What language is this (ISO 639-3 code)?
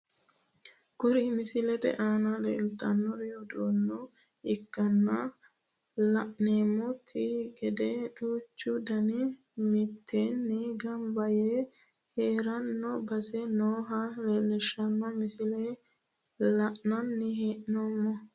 sid